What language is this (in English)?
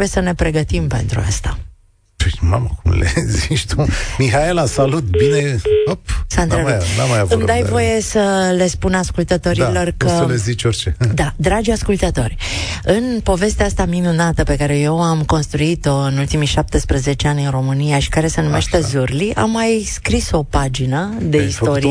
Romanian